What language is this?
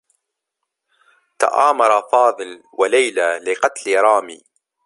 Arabic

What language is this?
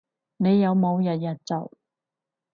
Cantonese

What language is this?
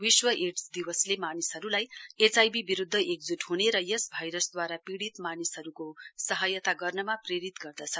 Nepali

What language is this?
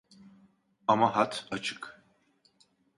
Turkish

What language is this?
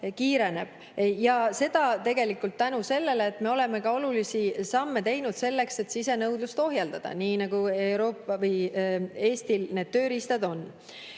Estonian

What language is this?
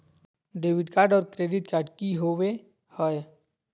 Magahi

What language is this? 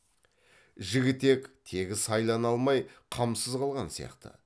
Kazakh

